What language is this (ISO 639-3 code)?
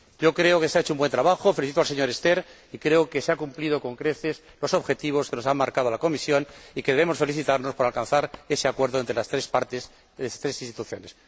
spa